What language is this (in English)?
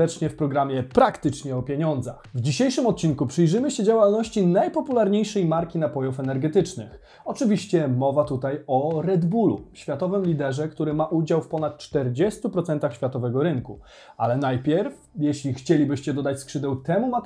Polish